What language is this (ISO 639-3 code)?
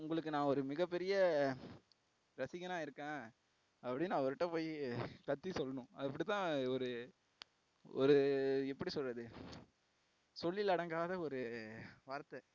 tam